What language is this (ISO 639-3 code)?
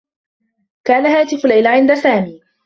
ara